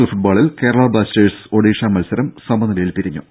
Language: Malayalam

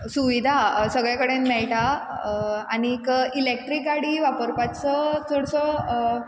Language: Konkani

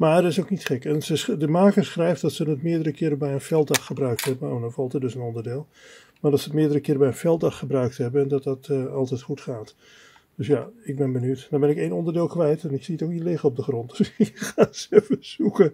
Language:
Dutch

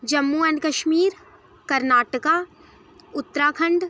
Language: Dogri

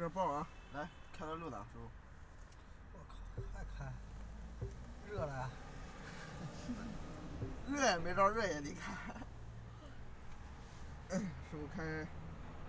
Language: Chinese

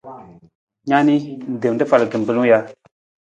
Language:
Nawdm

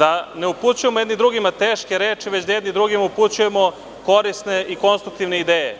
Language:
Serbian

